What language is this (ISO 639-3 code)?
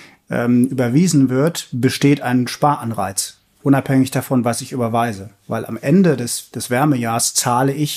deu